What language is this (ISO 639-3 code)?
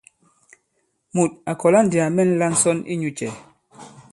abb